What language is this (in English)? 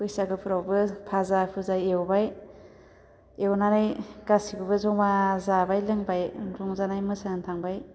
Bodo